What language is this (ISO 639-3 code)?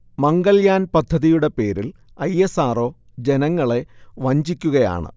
mal